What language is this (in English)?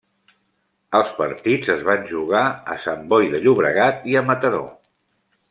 Catalan